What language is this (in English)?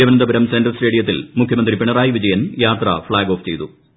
Malayalam